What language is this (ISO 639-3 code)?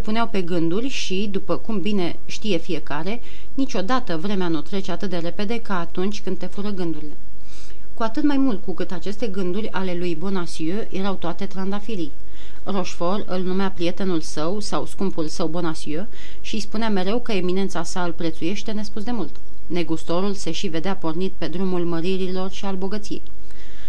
ron